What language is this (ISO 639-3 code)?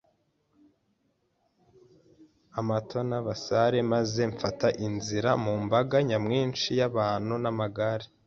kin